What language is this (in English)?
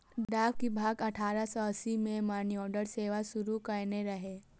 Maithili